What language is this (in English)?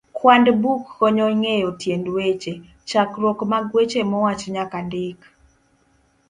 Luo (Kenya and Tanzania)